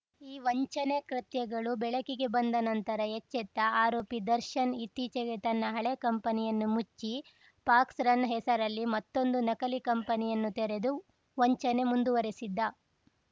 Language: Kannada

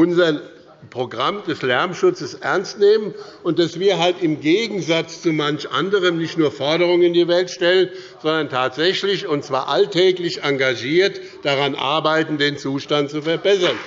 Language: German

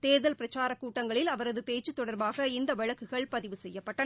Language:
Tamil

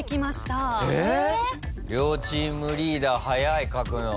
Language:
Japanese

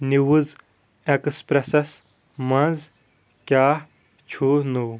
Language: Kashmiri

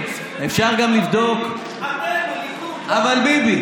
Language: Hebrew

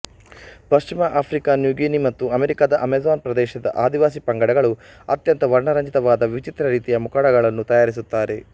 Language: Kannada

